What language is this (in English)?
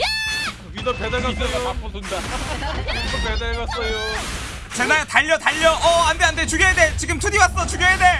Korean